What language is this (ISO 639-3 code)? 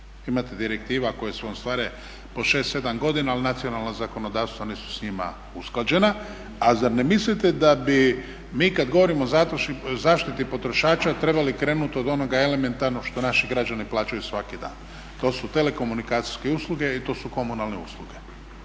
hrv